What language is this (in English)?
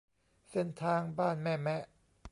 Thai